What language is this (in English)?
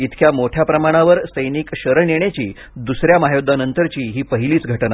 Marathi